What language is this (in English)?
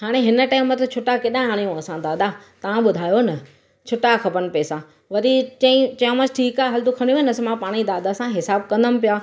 Sindhi